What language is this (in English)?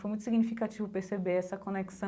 Portuguese